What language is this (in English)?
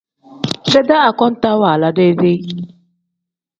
Tem